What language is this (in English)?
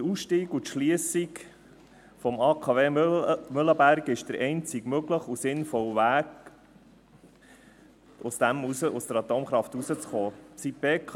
Swiss German